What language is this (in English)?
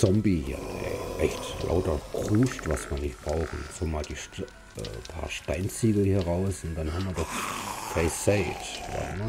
German